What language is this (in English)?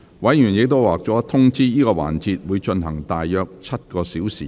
Cantonese